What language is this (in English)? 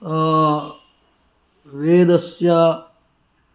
Sanskrit